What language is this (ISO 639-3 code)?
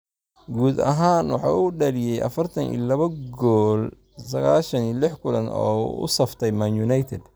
som